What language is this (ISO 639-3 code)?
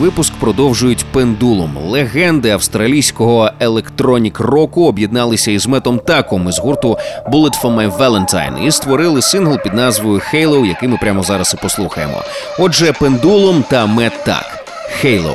ukr